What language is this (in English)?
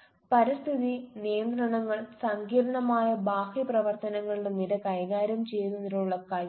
Malayalam